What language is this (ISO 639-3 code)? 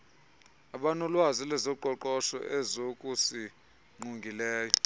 xho